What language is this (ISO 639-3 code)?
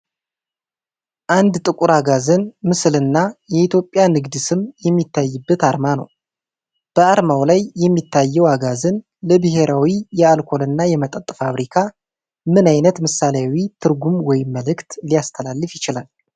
amh